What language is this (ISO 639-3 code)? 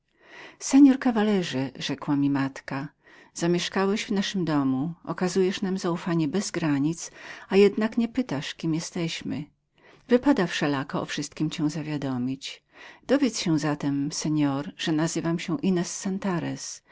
pol